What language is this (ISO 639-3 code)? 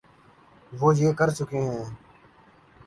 urd